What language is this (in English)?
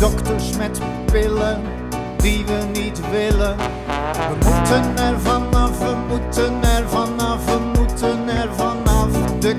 Dutch